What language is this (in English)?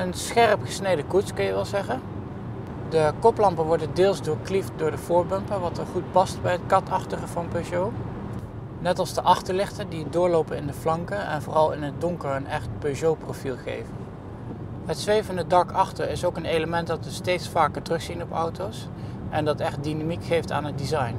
Dutch